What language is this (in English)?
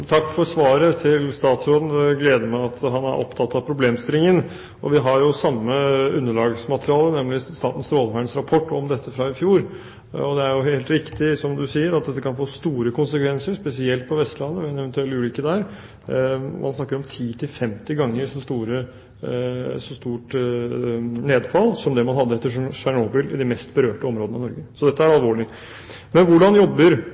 Norwegian Bokmål